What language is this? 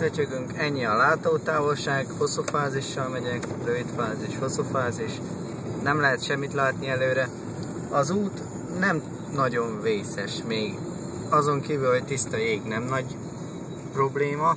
Hungarian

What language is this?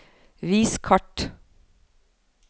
Norwegian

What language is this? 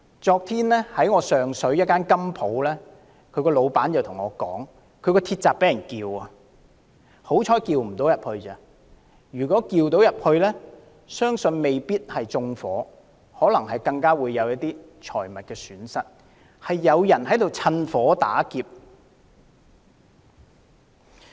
Cantonese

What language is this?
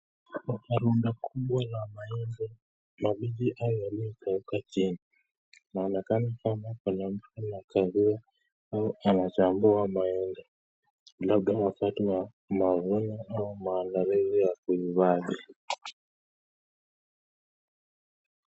Swahili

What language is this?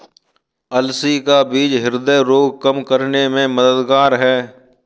Hindi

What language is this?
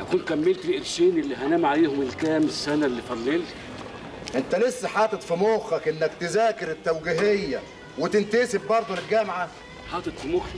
Arabic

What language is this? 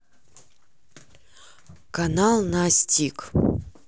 Russian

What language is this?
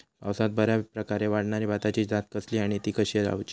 Marathi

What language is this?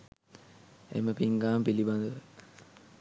Sinhala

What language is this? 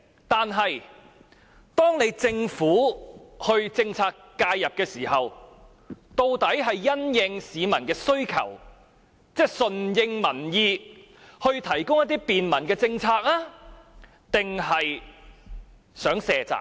Cantonese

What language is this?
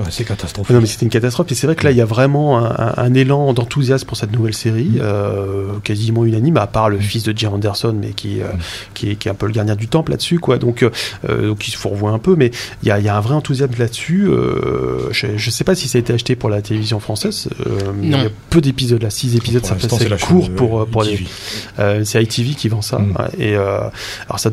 French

